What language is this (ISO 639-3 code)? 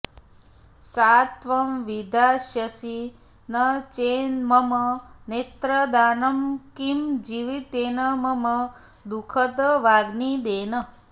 san